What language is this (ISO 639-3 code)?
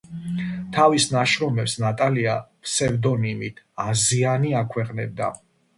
kat